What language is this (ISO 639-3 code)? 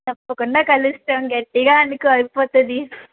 tel